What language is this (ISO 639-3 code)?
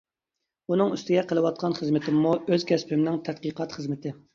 uig